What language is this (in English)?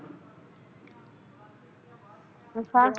Punjabi